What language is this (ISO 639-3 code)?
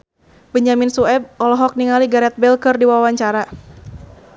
sun